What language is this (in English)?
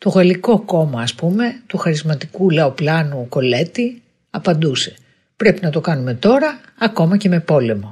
Greek